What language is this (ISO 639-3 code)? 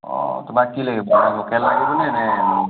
asm